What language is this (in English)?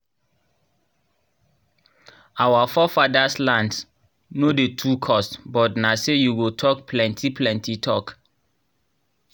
Nigerian Pidgin